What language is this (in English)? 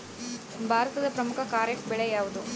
Kannada